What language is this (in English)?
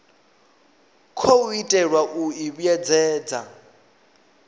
Venda